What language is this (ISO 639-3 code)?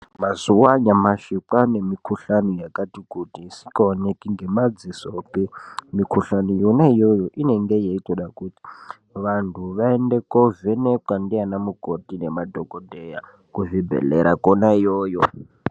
ndc